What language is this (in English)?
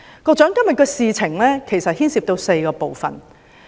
Cantonese